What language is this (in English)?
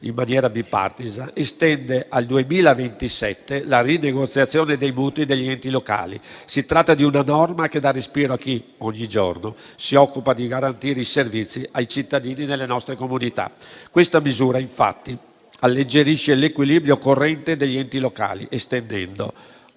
Italian